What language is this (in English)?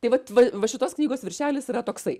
Lithuanian